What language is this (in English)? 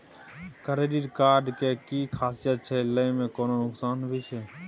Maithili